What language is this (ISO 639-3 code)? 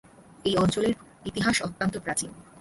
ben